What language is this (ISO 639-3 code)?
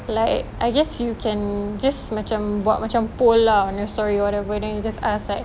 eng